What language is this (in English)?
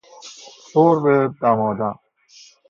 Persian